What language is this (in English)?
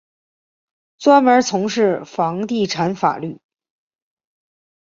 Chinese